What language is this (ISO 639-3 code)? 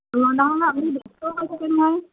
asm